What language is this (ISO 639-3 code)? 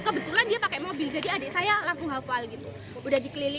ind